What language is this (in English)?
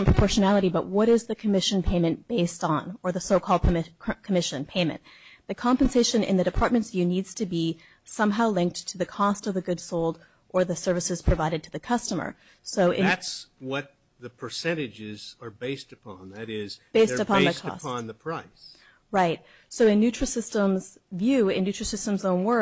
English